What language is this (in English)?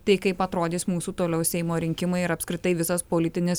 Lithuanian